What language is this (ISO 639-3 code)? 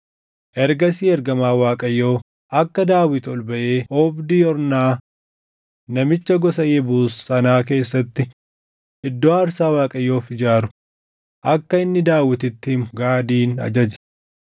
orm